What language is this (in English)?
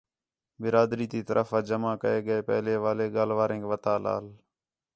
Khetrani